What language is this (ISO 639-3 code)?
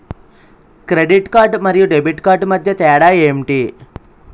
tel